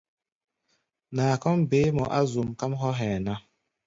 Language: Gbaya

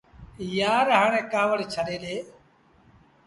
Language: Sindhi Bhil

